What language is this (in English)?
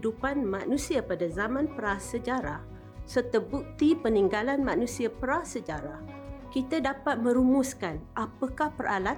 Malay